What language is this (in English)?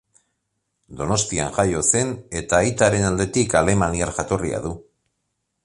Basque